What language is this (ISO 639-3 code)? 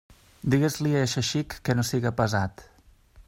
cat